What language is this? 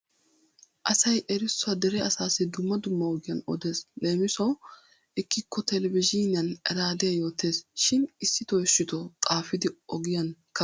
Wolaytta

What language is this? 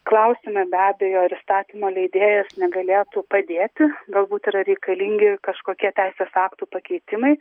Lithuanian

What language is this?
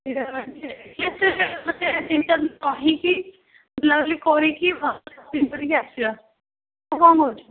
Odia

